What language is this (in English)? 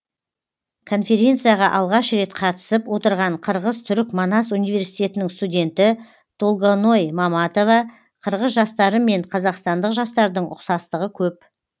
Kazakh